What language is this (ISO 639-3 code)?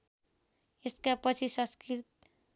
nep